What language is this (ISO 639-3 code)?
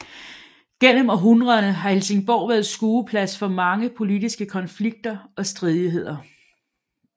dan